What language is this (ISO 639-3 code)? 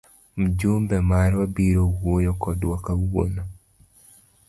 luo